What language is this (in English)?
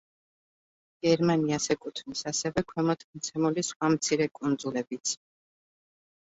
Georgian